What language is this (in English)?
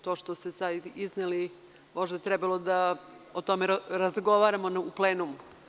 Serbian